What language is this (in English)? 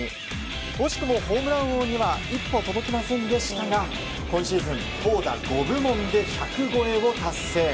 Japanese